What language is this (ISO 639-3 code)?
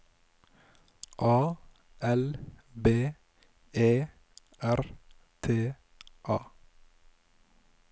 nor